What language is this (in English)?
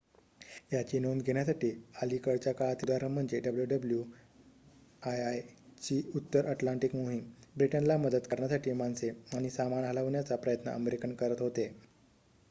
Marathi